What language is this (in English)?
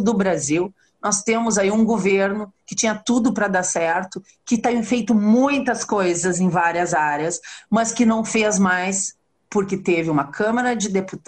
Portuguese